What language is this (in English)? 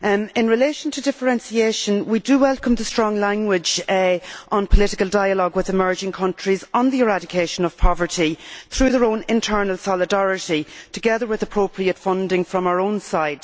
English